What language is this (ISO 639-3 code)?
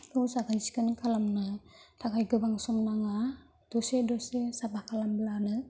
brx